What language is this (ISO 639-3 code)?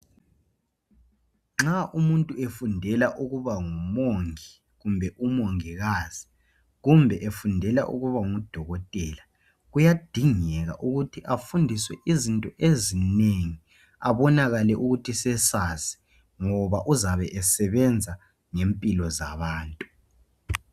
nde